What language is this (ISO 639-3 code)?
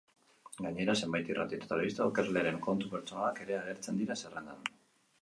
eus